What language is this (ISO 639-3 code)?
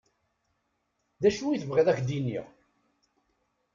kab